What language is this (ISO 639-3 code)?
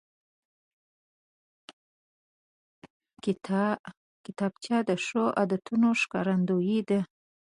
pus